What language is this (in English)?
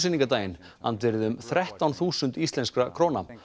Icelandic